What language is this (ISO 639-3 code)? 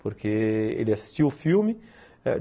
por